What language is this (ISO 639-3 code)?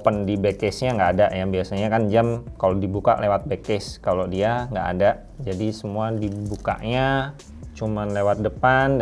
ind